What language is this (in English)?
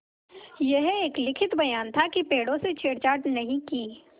Hindi